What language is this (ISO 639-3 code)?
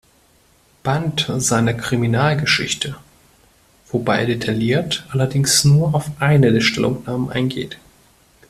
deu